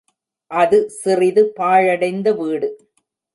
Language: Tamil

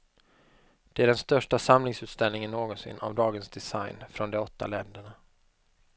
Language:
Swedish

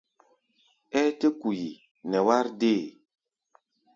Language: Gbaya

